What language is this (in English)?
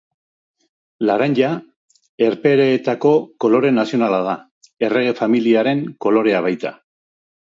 Basque